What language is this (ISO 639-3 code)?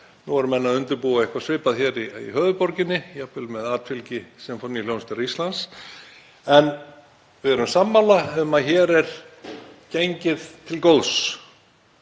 isl